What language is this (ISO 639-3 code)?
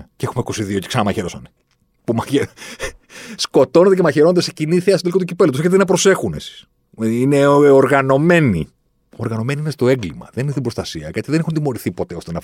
ell